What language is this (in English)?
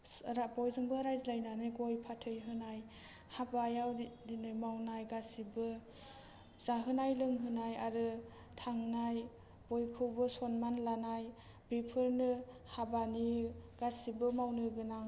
Bodo